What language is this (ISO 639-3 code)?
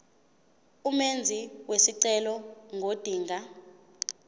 zul